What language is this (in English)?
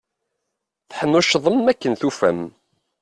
Kabyle